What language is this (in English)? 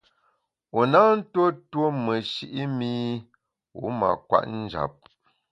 Bamun